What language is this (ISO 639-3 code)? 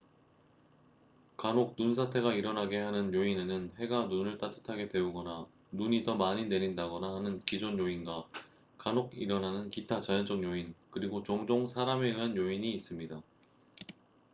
kor